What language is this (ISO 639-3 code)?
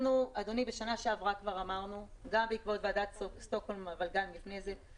heb